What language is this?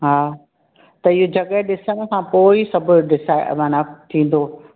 Sindhi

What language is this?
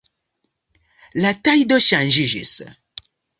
Esperanto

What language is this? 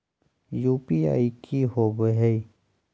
Magahi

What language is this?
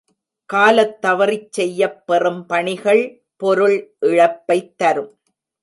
Tamil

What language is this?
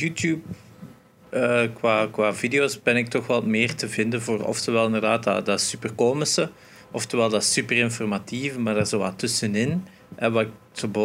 Dutch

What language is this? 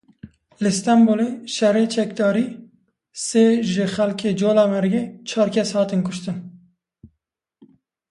Kurdish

